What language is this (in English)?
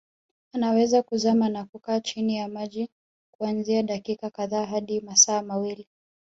Swahili